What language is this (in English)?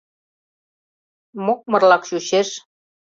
Mari